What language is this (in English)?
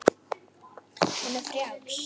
Icelandic